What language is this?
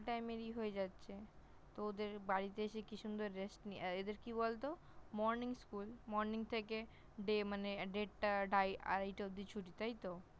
Bangla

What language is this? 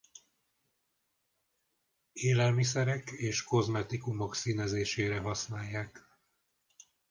Hungarian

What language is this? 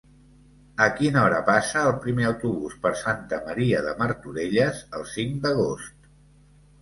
Catalan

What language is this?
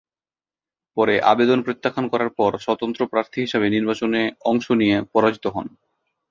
Bangla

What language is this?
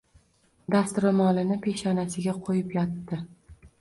Uzbek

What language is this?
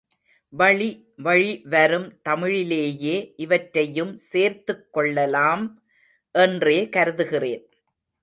Tamil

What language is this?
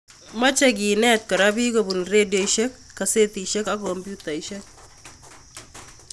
Kalenjin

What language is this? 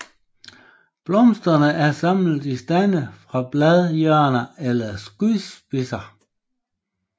Danish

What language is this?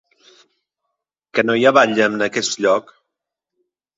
Catalan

